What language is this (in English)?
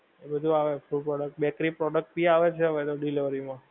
Gujarati